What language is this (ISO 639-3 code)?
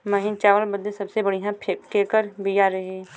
bho